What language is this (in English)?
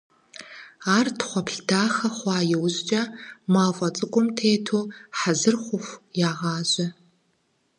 Kabardian